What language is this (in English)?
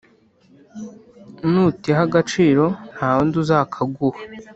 Kinyarwanda